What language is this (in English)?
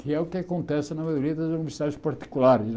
Portuguese